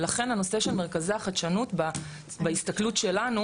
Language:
Hebrew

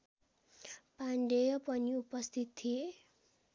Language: Nepali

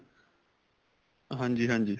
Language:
Punjabi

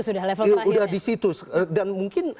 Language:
Indonesian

